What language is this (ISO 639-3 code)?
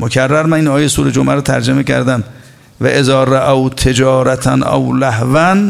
fas